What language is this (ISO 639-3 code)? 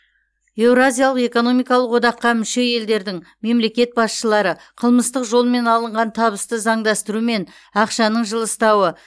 kaz